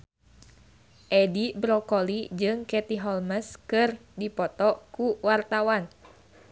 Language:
Sundanese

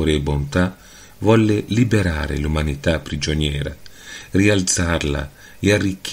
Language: Italian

